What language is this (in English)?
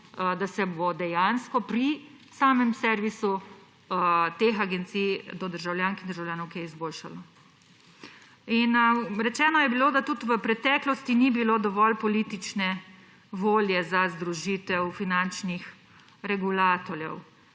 Slovenian